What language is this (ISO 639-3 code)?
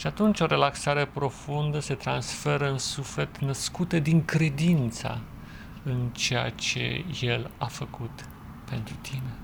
ron